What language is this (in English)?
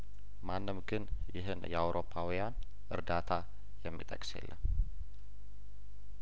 Amharic